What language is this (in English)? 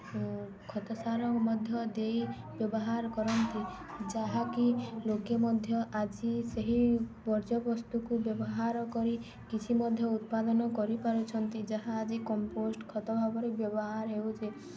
Odia